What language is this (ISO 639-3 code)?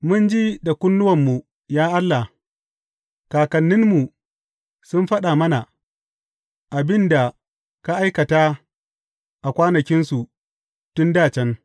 hau